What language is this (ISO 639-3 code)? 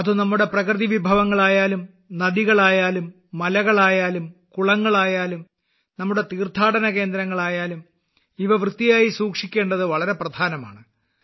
mal